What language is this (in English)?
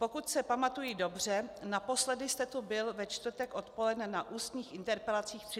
Czech